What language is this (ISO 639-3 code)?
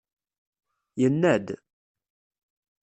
kab